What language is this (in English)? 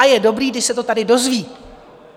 Czech